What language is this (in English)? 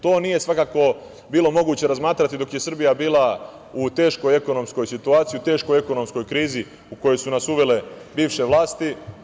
Serbian